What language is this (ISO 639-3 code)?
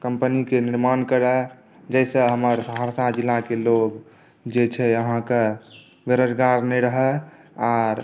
mai